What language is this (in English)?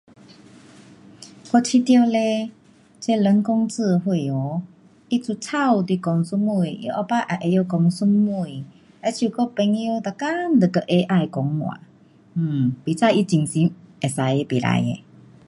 Pu-Xian Chinese